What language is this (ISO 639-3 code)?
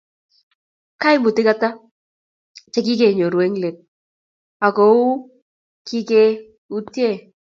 kln